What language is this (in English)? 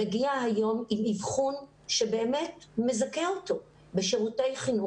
Hebrew